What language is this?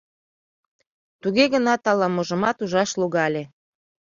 Mari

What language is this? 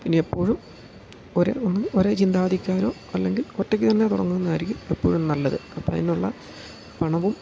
Malayalam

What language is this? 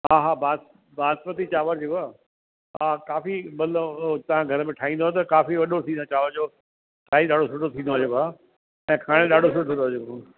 Sindhi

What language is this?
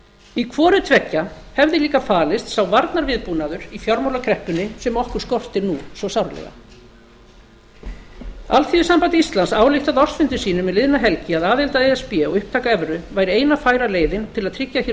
Icelandic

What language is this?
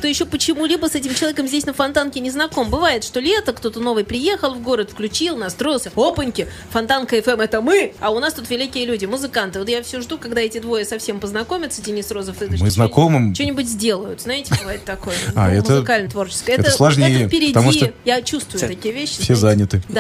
Russian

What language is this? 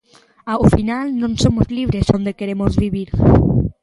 Galician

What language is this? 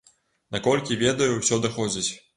Belarusian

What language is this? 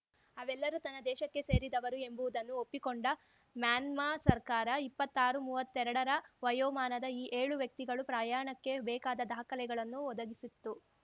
Kannada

